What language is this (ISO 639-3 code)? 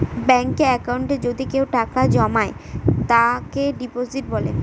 ben